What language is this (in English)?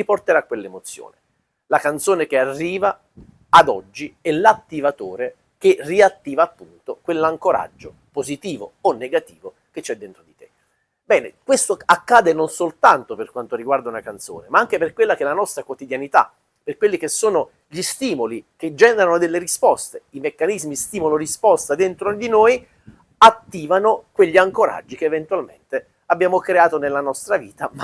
Italian